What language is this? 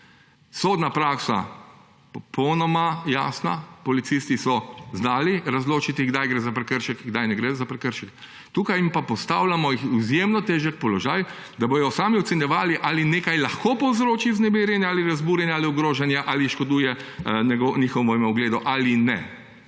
Slovenian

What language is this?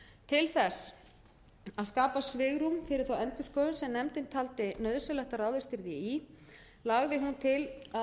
Icelandic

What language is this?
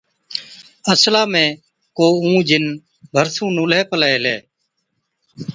Od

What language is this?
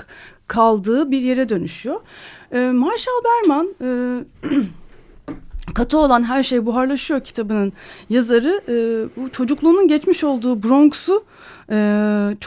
Turkish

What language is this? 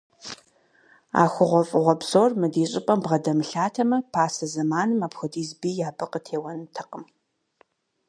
Kabardian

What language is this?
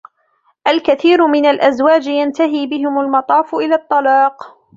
Arabic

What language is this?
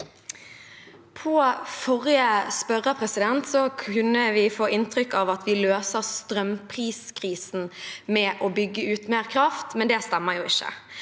Norwegian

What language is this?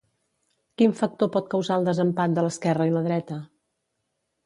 Catalan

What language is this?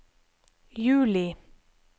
Norwegian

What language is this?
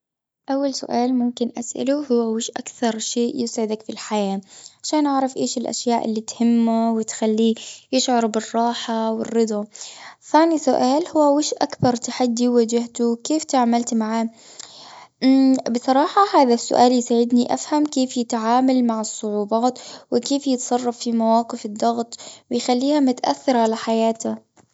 Gulf Arabic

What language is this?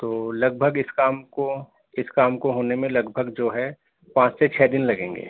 Urdu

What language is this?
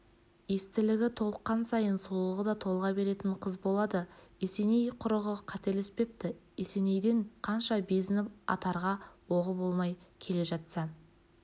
Kazakh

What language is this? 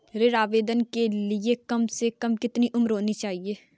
Hindi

